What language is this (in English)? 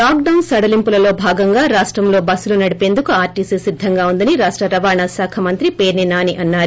Telugu